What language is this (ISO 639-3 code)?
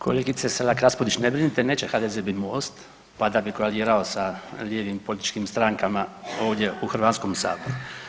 hrv